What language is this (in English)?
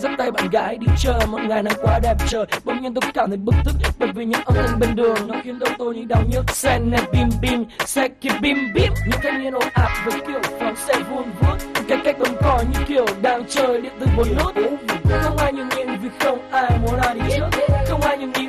Vietnamese